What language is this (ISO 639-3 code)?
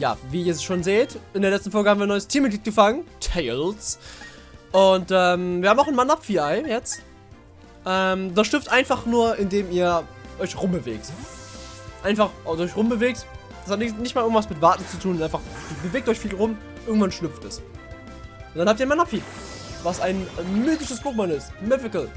deu